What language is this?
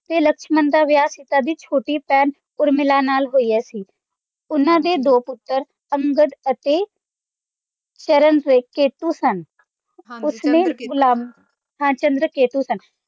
Punjabi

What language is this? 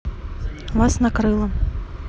Russian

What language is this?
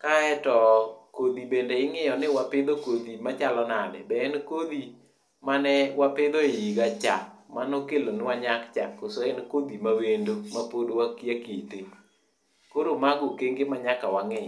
Luo (Kenya and Tanzania)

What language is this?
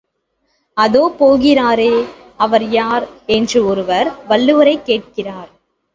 Tamil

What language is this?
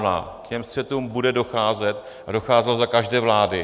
Czech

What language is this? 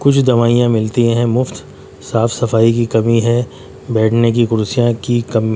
Urdu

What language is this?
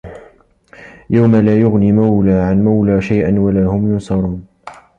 Arabic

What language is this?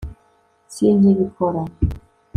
Kinyarwanda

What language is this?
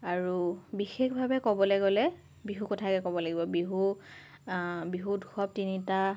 Assamese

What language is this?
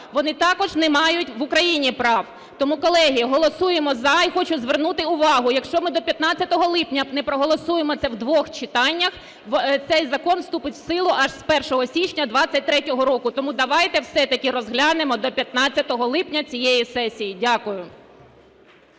Ukrainian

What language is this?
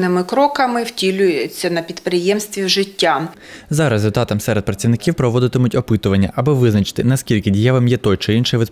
Ukrainian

